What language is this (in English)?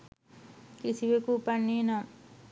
Sinhala